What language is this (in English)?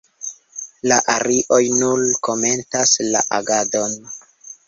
Esperanto